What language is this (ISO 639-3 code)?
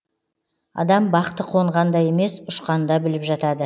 kaz